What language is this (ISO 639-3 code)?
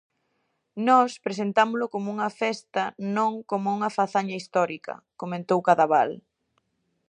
glg